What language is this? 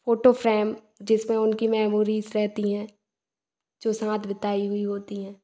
Hindi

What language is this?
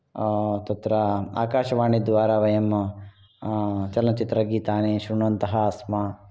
Sanskrit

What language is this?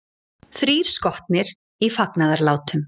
Icelandic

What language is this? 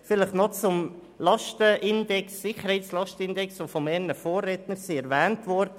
Swiss German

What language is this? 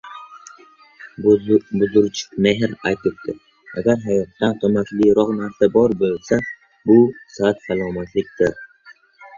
Uzbek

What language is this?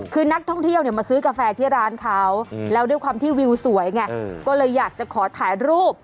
Thai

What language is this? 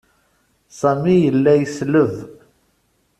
Kabyle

